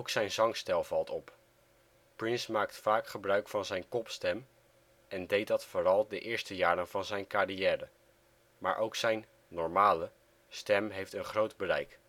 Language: Dutch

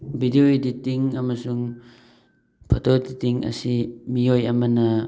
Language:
Manipuri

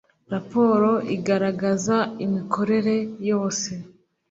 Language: Kinyarwanda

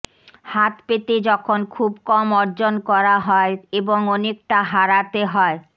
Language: Bangla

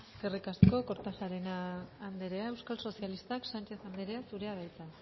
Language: Basque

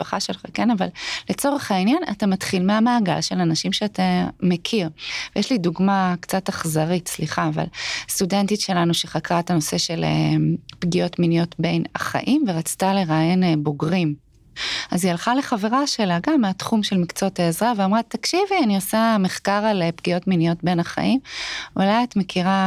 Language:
Hebrew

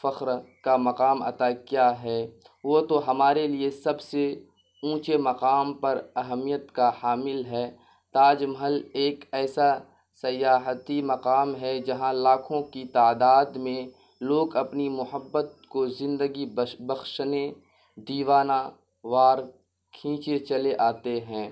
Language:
Urdu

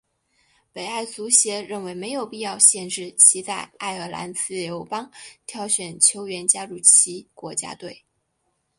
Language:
Chinese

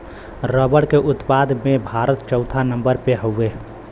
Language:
Bhojpuri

